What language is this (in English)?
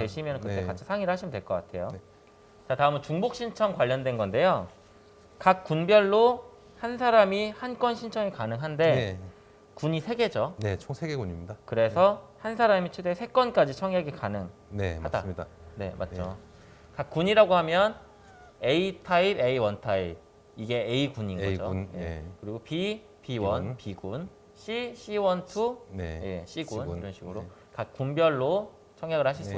Korean